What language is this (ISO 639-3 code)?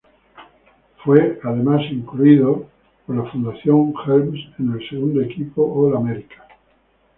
spa